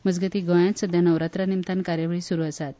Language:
Konkani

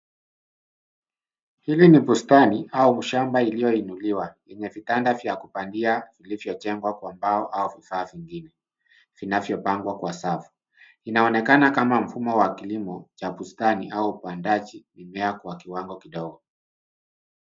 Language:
Swahili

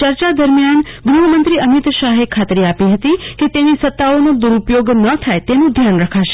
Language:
Gujarati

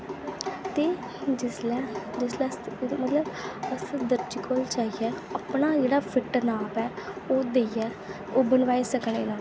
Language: Dogri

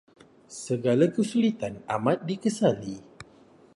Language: Malay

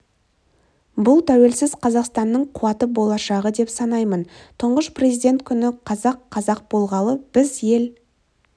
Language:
Kazakh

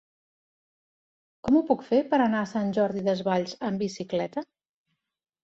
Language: Catalan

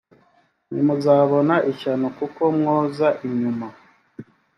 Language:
Kinyarwanda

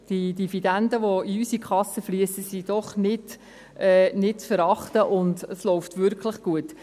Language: Swiss German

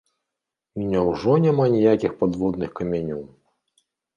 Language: Belarusian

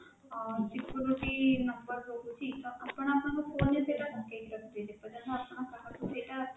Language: Odia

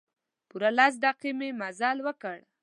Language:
Pashto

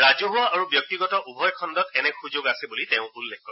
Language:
Assamese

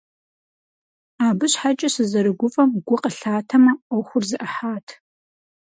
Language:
Kabardian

